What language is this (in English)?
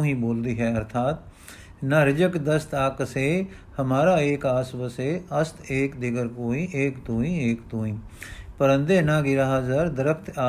Punjabi